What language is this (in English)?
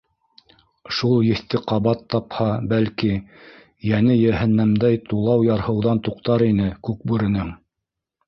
Bashkir